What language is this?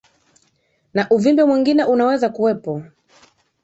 Swahili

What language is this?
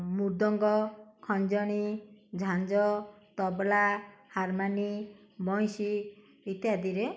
Odia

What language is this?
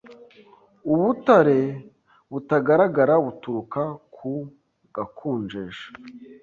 Kinyarwanda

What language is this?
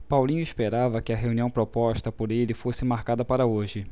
Portuguese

